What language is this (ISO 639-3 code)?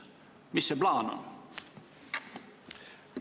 est